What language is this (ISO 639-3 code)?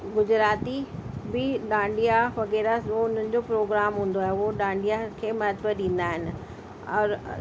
snd